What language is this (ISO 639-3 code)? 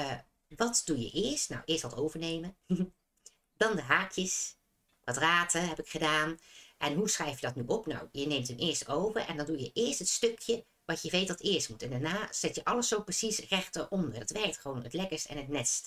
nld